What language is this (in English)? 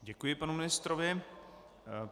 Czech